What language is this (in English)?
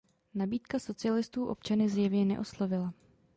Czech